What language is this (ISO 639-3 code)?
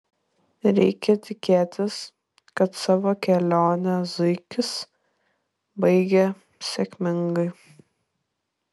lit